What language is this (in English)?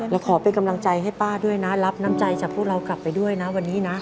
Thai